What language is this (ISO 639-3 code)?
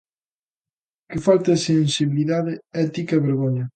glg